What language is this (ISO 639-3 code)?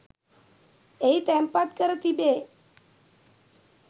sin